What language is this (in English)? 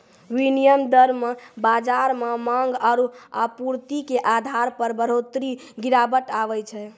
Maithili